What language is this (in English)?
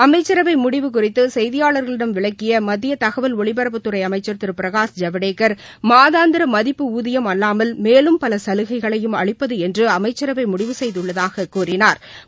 Tamil